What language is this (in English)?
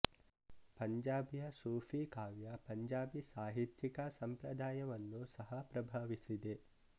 Kannada